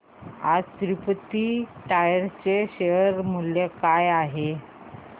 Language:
Marathi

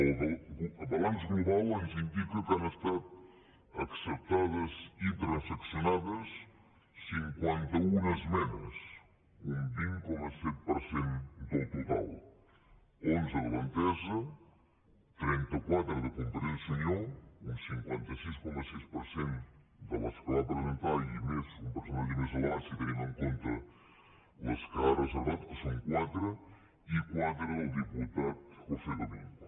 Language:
Catalan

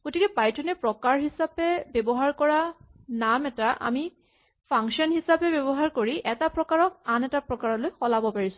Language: Assamese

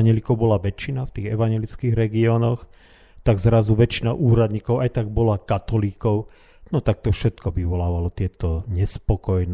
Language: Slovak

